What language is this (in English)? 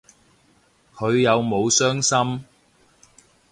Cantonese